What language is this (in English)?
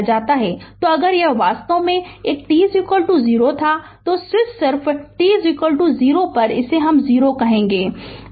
Hindi